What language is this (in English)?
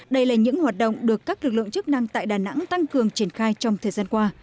Vietnamese